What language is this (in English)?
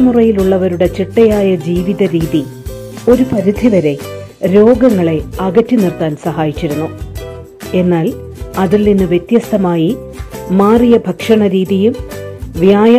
Malayalam